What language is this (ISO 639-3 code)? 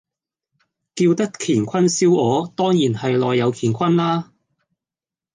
yue